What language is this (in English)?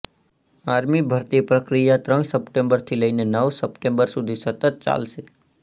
Gujarati